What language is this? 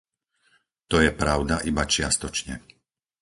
Slovak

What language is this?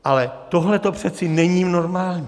Czech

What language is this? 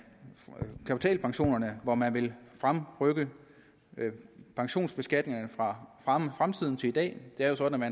Danish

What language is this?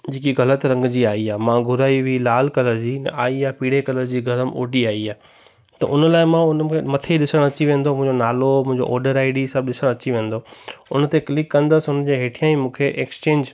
Sindhi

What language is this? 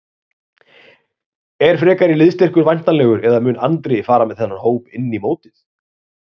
Icelandic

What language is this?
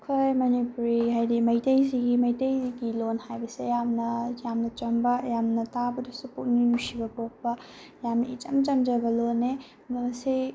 Manipuri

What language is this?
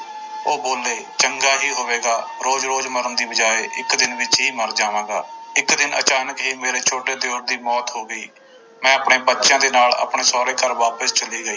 Punjabi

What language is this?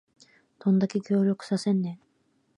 Japanese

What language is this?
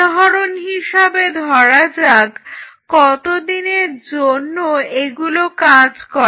Bangla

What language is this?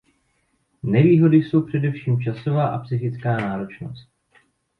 Czech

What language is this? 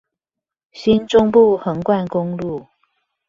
Chinese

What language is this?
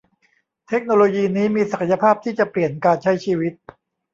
Thai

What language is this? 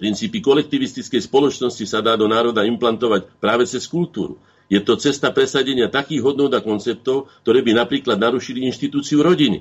Slovak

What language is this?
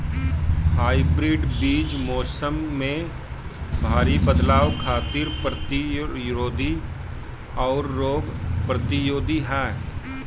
Bhojpuri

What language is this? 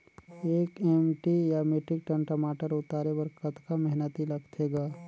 Chhattisgarhi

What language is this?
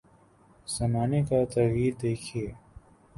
Urdu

